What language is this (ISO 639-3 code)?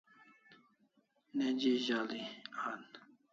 kls